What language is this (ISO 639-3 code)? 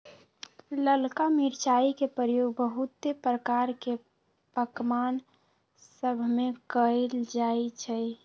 mag